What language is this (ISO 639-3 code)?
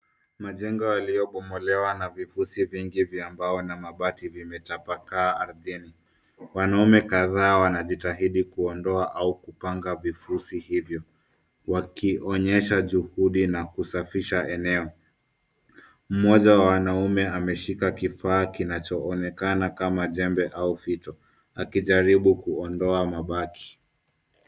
swa